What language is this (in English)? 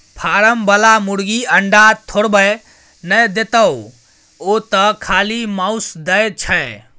Maithili